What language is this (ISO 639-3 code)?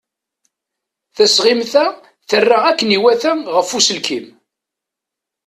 kab